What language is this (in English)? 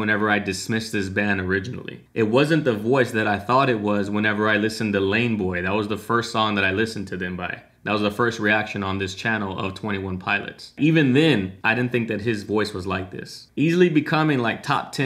English